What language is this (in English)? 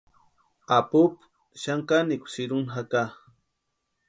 Western Highland Purepecha